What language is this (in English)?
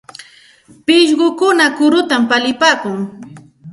Santa Ana de Tusi Pasco Quechua